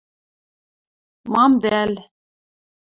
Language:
Western Mari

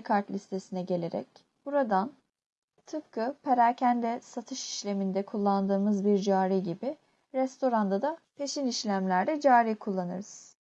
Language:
Turkish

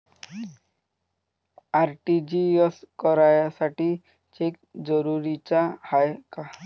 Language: Marathi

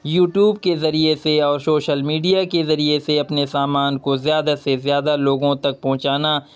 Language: Urdu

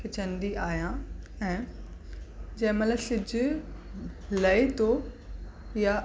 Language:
Sindhi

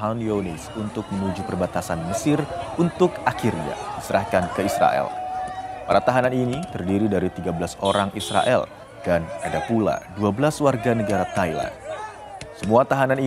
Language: Indonesian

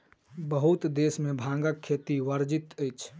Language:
Maithili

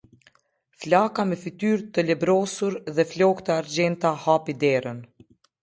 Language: Albanian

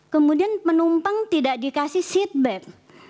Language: Indonesian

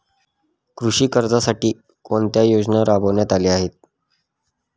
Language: Marathi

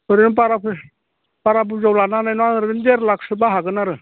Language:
Bodo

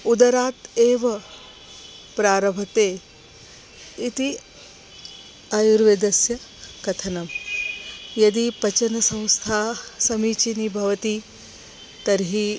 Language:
Sanskrit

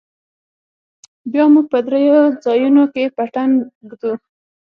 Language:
Pashto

